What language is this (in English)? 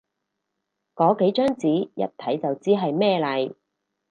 Cantonese